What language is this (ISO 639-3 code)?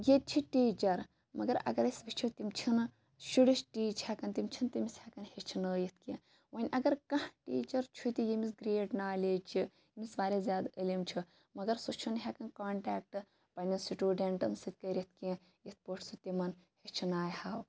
kas